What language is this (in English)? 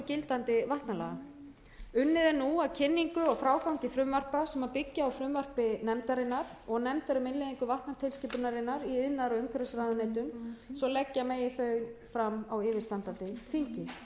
Icelandic